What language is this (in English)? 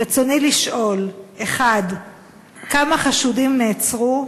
Hebrew